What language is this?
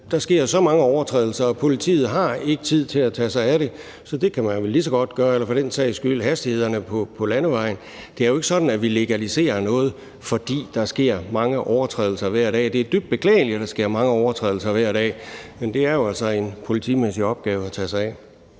Danish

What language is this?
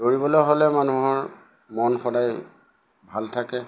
Assamese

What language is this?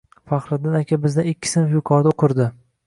Uzbek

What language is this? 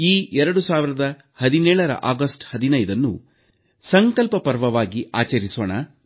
Kannada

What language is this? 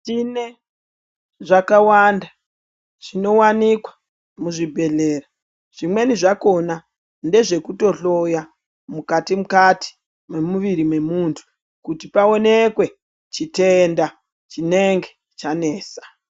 Ndau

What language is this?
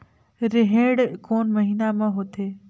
Chhattisgarhi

